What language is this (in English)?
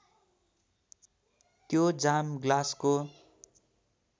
Nepali